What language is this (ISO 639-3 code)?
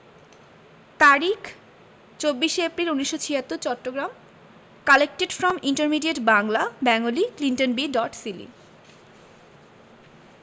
ben